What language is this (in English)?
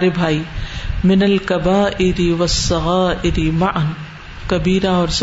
Urdu